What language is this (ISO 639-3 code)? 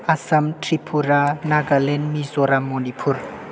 brx